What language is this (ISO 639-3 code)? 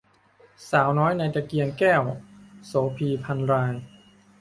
tha